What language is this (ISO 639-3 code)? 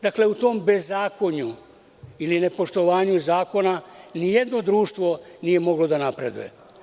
srp